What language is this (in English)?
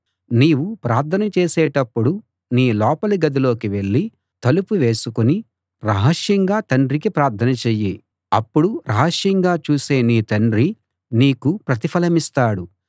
Telugu